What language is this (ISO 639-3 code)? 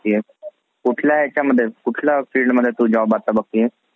mar